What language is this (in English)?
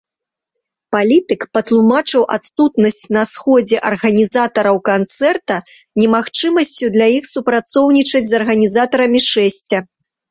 Belarusian